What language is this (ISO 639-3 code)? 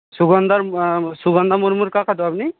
ben